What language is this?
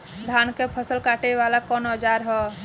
Bhojpuri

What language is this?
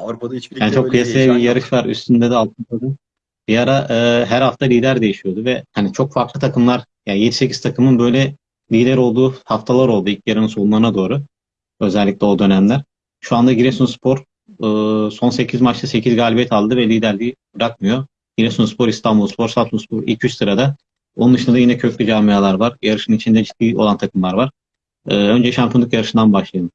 Turkish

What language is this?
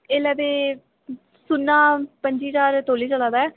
Dogri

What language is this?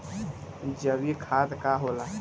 Bhojpuri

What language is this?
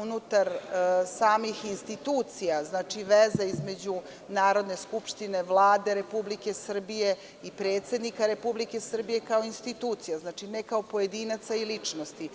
Serbian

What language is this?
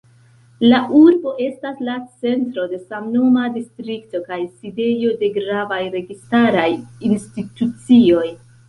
Esperanto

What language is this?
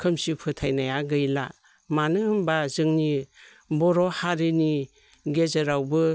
Bodo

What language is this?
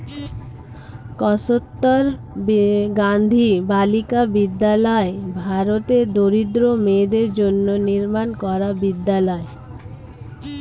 Bangla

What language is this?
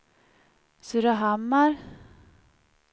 Swedish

